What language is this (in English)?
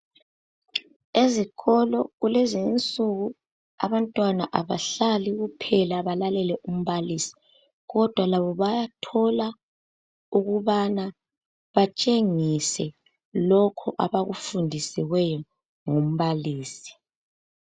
North Ndebele